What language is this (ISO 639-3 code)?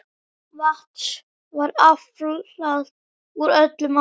isl